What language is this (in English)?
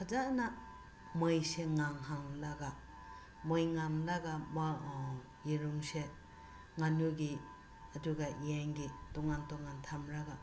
Manipuri